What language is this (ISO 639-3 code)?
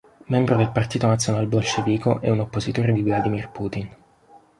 ita